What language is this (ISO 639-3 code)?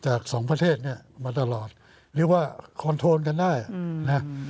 tha